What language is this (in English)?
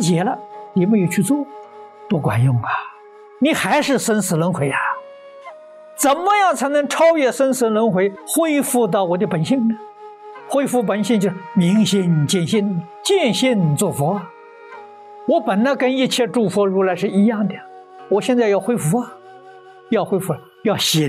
Chinese